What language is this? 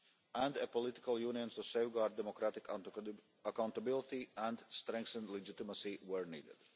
English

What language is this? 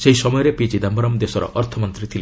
Odia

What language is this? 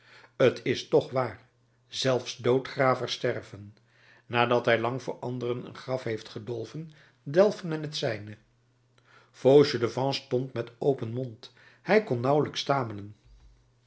Dutch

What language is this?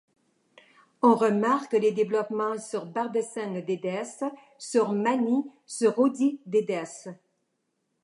French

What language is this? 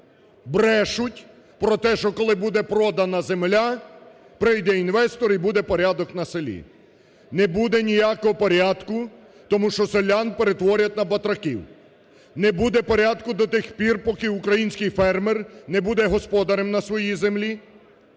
Ukrainian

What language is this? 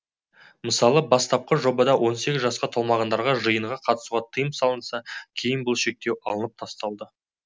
Kazakh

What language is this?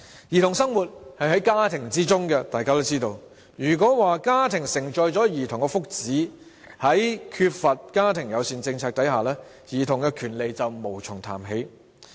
Cantonese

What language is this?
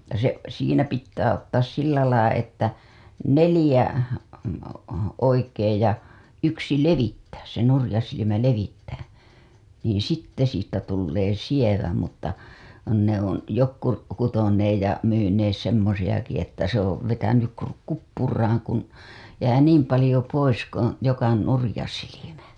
Finnish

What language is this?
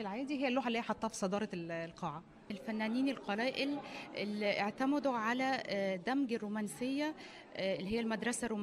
Arabic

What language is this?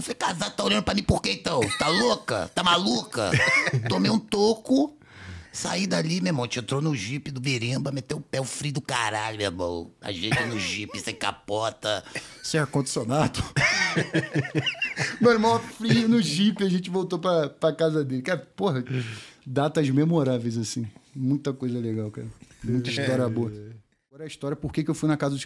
Portuguese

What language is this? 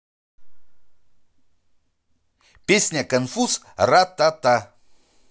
Russian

